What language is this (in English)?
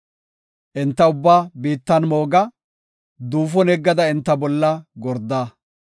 Gofa